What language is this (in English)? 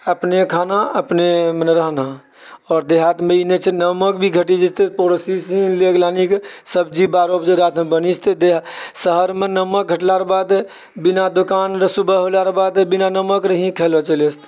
Maithili